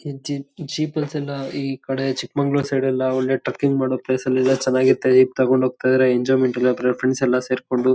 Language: Kannada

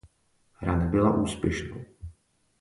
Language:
Czech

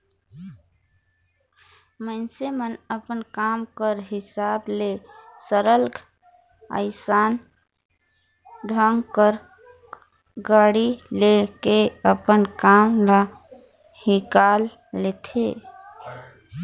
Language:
Chhattisgarhi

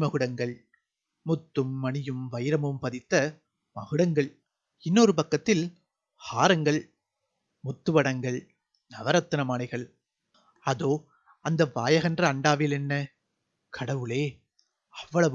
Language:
Korean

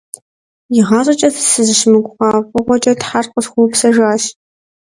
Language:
Kabardian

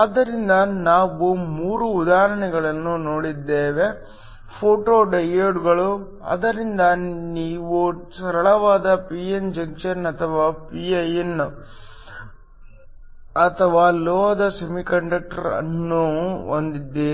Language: Kannada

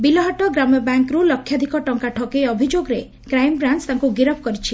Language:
Odia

